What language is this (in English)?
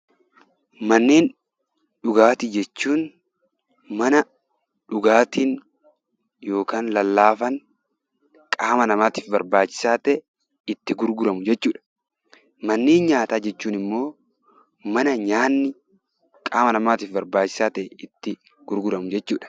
Oromo